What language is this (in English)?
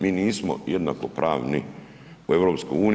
Croatian